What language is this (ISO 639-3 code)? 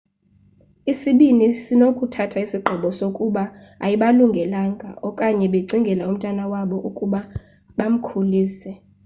xho